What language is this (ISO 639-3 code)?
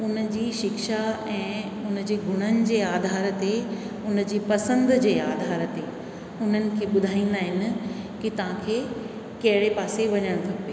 snd